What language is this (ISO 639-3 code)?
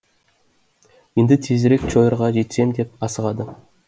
kaz